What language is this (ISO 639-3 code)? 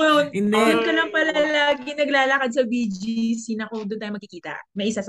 fil